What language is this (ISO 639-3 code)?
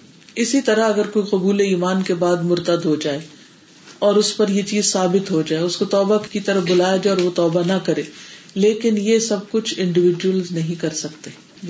urd